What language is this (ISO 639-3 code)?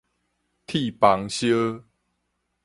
nan